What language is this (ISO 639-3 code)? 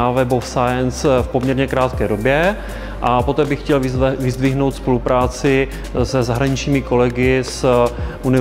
ces